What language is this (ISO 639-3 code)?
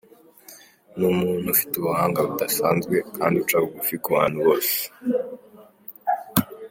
kin